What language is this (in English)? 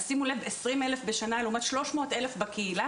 Hebrew